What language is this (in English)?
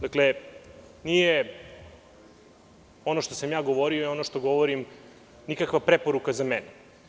Serbian